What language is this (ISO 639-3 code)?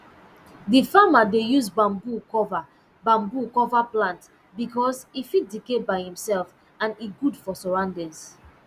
pcm